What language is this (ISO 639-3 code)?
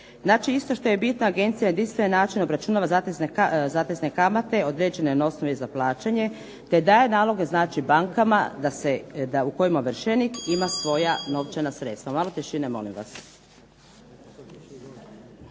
hrv